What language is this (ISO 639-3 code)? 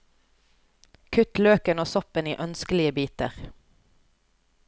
nor